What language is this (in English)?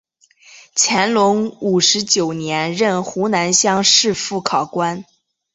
Chinese